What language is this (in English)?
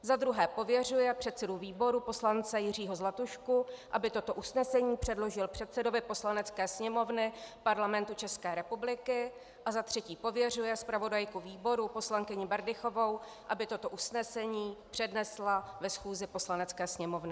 Czech